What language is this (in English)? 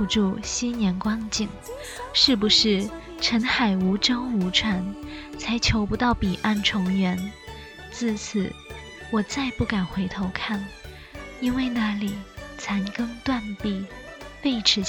Chinese